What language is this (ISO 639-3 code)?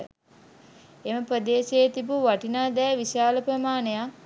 sin